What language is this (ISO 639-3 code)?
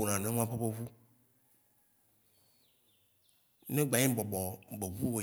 wci